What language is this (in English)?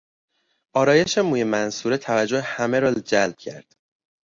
Persian